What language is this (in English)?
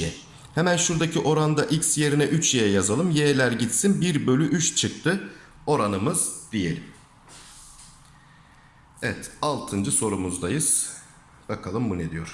Turkish